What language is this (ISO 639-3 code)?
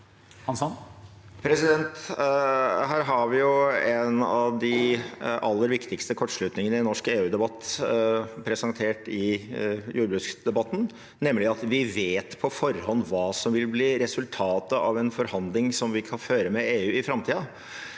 nor